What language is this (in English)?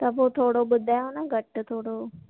Sindhi